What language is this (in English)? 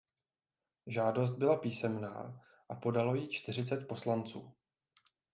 Czech